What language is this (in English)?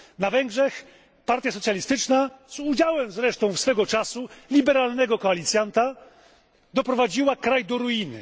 Polish